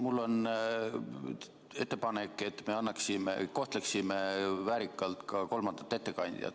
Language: Estonian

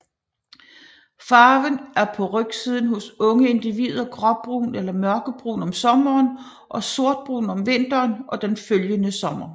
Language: Danish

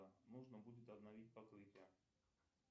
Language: Russian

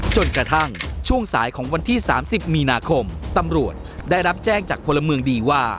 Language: Thai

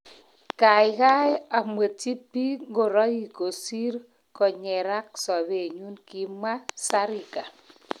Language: Kalenjin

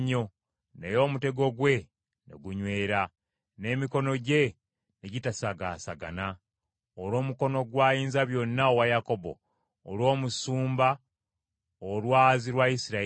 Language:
Ganda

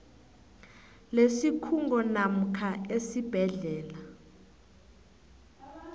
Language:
South Ndebele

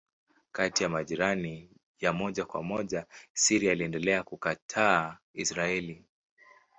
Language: Swahili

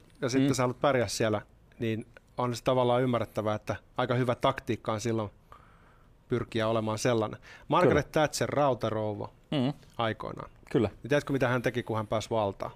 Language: Finnish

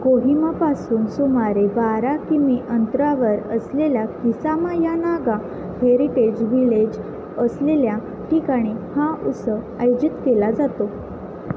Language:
Marathi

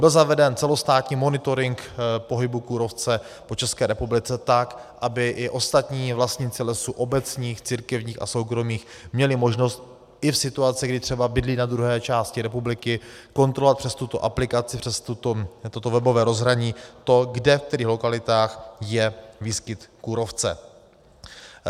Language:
Czech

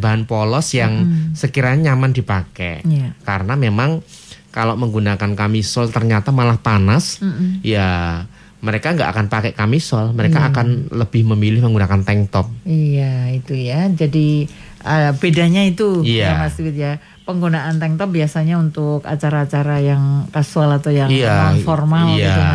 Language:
Indonesian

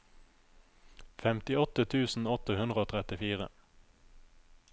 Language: Norwegian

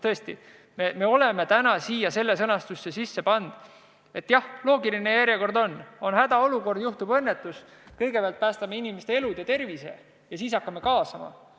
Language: Estonian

